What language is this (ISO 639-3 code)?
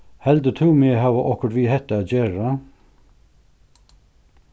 fao